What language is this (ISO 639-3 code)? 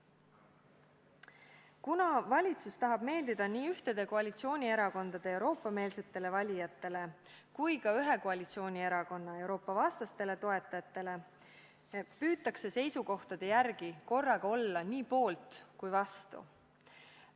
est